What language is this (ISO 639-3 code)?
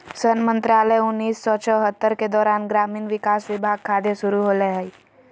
mag